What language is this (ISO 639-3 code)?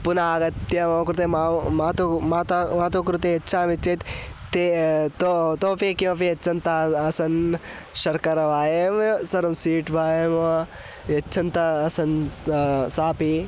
san